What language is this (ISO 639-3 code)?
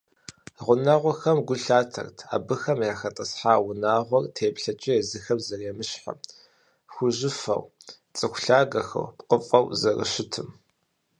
kbd